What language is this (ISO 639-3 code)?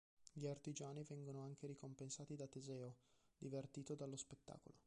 ita